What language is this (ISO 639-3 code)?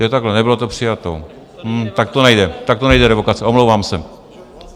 ces